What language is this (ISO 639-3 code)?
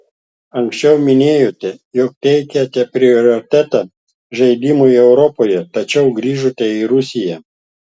lit